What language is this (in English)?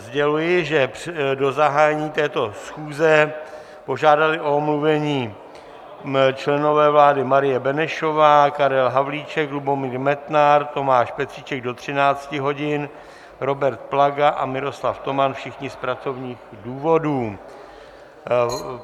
Czech